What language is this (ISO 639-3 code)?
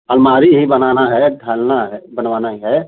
hin